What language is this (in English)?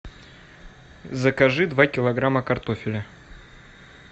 Russian